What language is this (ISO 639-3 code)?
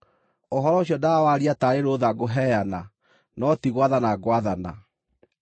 kik